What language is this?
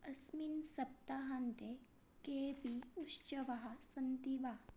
Sanskrit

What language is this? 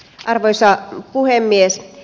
Finnish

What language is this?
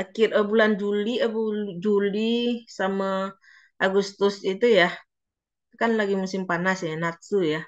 Indonesian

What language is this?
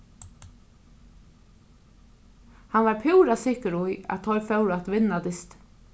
Faroese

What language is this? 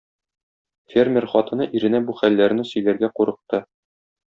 Tatar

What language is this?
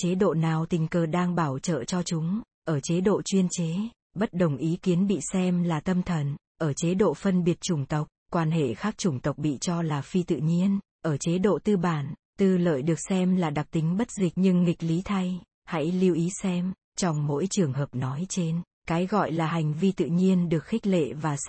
Vietnamese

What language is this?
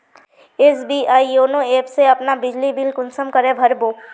Magahi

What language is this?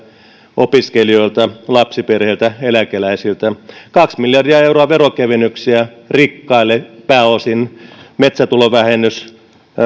Finnish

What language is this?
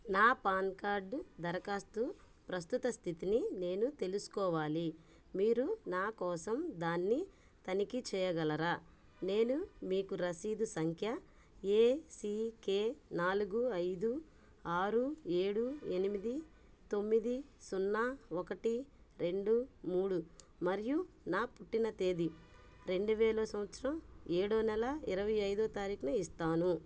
Telugu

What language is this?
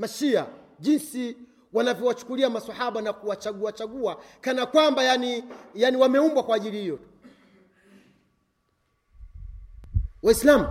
Swahili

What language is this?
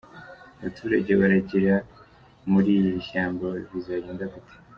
Kinyarwanda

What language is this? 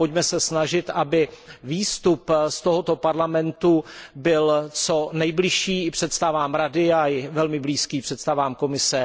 Czech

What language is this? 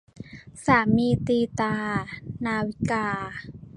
Thai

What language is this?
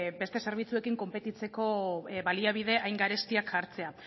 Basque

